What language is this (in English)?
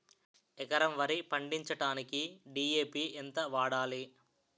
Telugu